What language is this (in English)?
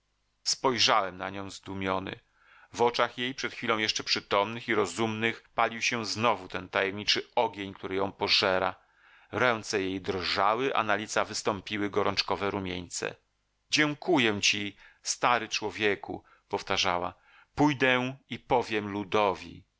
Polish